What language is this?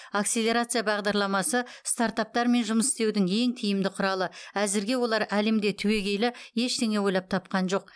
Kazakh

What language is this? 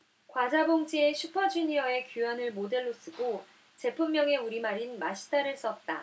Korean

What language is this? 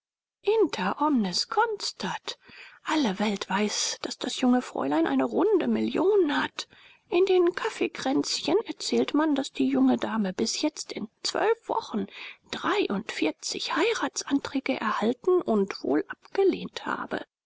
German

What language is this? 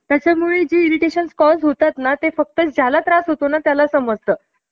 Marathi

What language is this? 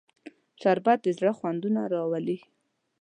Pashto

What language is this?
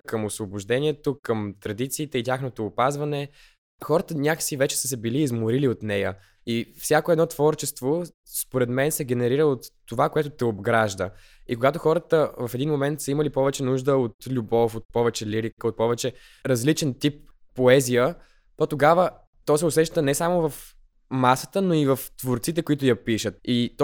Bulgarian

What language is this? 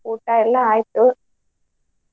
Kannada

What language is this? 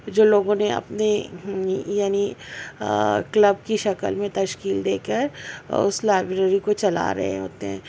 Urdu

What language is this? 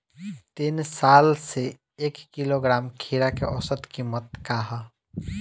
Bhojpuri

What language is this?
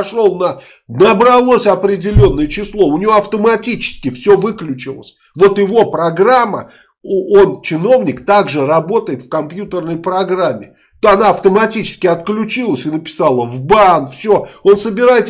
Russian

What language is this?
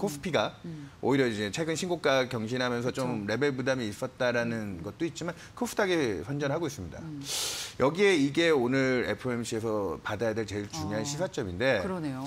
Korean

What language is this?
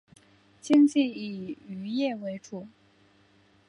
Chinese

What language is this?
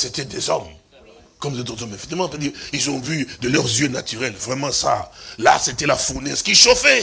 French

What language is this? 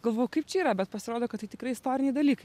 Lithuanian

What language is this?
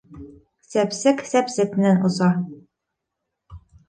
Bashkir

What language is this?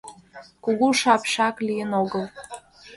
Mari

